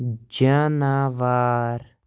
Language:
Kashmiri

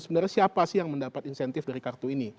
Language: Indonesian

